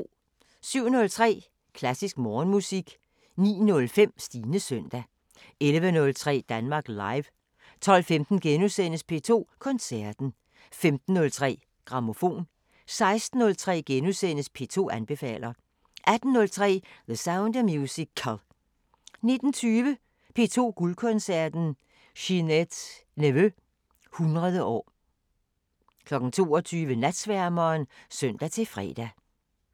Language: Danish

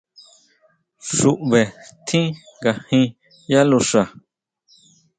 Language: Huautla Mazatec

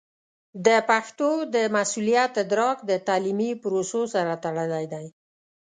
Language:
Pashto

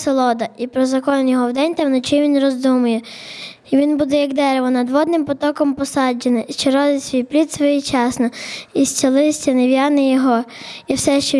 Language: Ukrainian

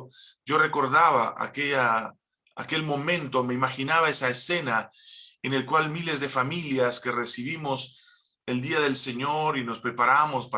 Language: Spanish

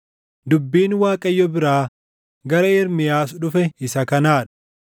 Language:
Oromo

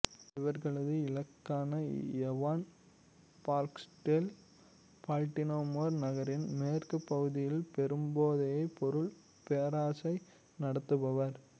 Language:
Tamil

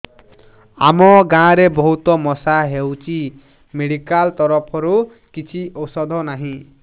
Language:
Odia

